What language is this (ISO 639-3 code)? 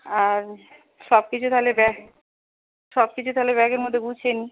ben